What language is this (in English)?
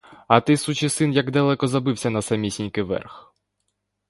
Ukrainian